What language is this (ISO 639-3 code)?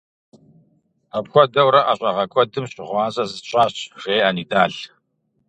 kbd